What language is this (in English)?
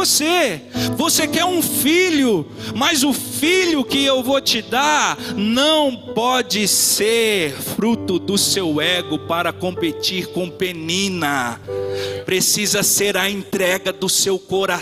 Portuguese